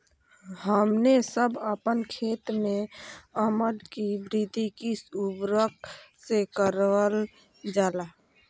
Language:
Magahi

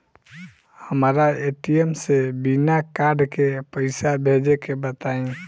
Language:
Bhojpuri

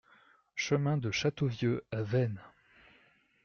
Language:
French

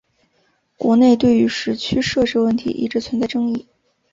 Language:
Chinese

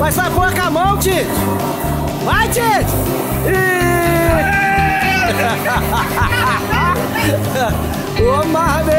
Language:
Portuguese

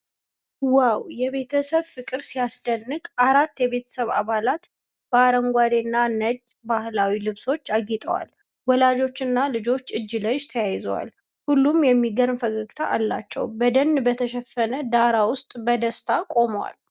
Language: Amharic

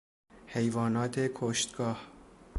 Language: Persian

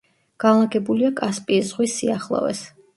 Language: Georgian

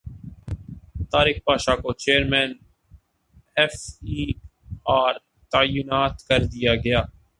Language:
Urdu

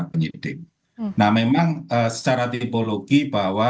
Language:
Indonesian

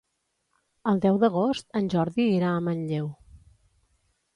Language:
Catalan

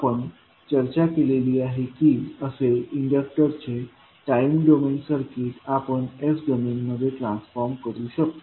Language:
Marathi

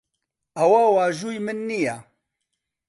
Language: Central Kurdish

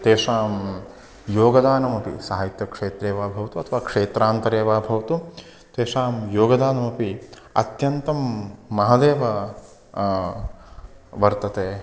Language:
Sanskrit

